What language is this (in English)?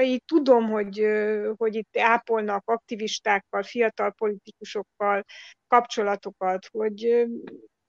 Hungarian